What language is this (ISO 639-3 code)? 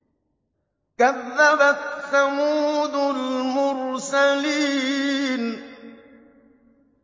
ara